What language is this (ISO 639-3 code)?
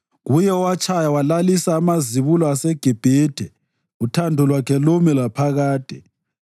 nde